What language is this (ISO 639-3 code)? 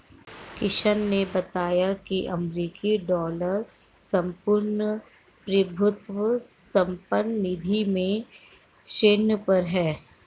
hin